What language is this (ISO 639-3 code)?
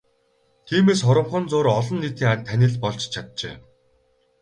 mon